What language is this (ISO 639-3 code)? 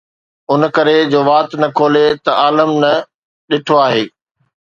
snd